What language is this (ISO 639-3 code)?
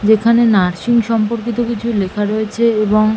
ben